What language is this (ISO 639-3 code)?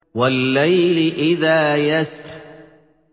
ara